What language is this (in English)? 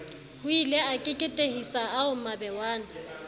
Southern Sotho